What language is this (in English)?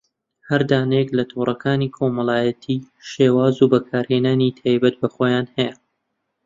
Central Kurdish